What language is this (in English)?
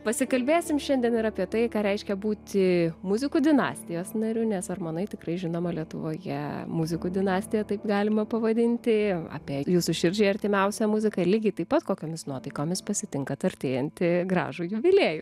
Lithuanian